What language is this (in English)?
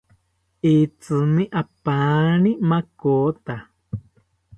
South Ucayali Ashéninka